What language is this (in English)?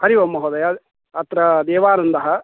Sanskrit